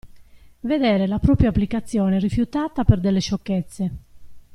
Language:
Italian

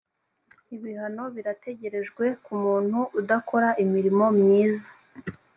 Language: Kinyarwanda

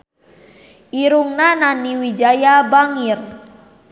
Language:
Sundanese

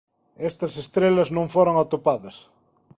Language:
Galician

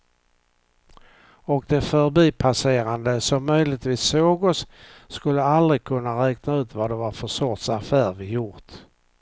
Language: Swedish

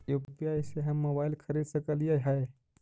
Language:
Magahi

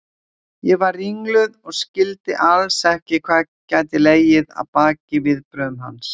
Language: Icelandic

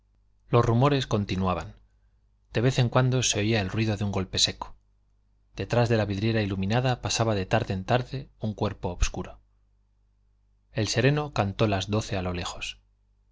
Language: Spanish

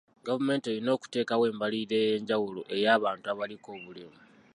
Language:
Ganda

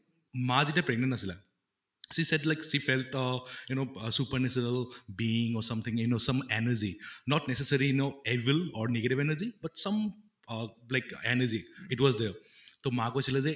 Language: Assamese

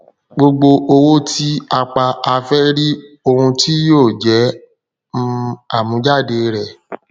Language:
Yoruba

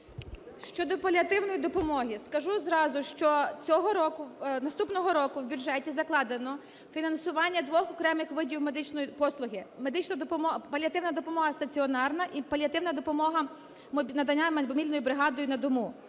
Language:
Ukrainian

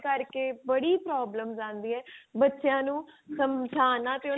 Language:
Punjabi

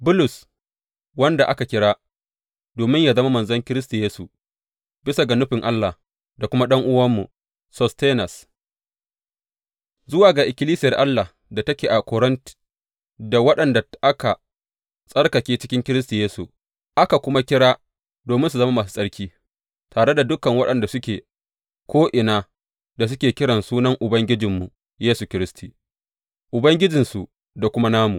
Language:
Hausa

